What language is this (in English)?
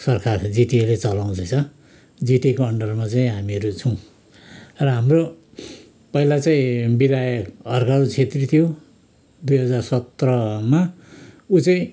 Nepali